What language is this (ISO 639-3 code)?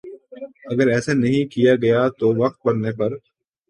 urd